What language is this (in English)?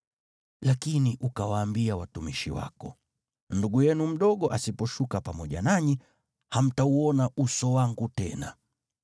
Swahili